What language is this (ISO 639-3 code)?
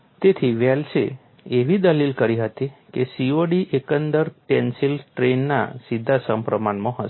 guj